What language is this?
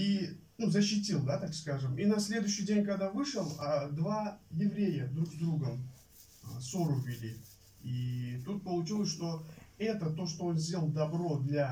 Russian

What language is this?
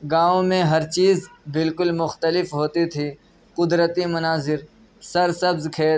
Urdu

